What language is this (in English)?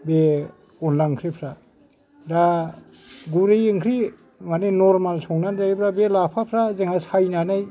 Bodo